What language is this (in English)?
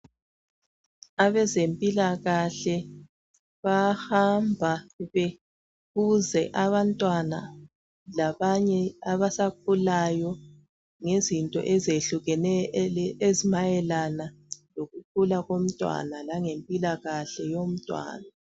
North Ndebele